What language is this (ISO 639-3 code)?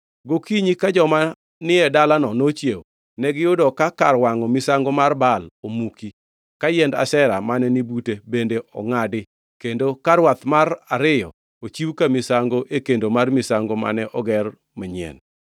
luo